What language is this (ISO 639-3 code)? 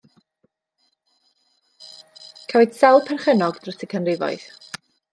cym